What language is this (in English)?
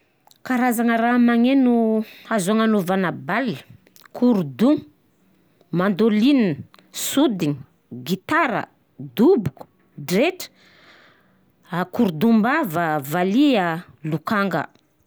Southern Betsimisaraka Malagasy